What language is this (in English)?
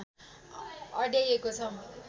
Nepali